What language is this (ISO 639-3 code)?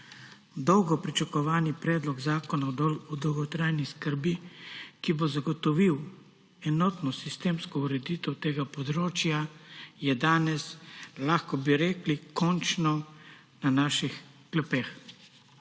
slv